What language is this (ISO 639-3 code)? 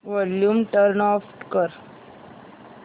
mar